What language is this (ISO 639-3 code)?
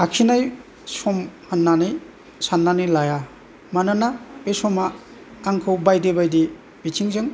brx